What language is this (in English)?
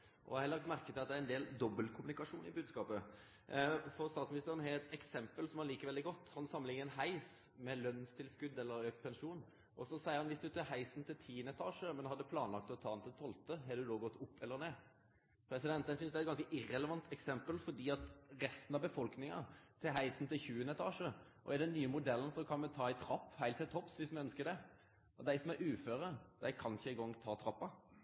Norwegian Nynorsk